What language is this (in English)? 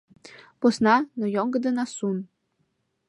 Mari